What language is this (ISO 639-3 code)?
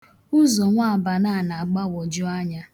ibo